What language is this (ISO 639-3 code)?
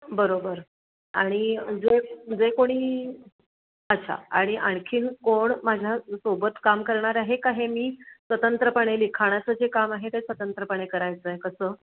mar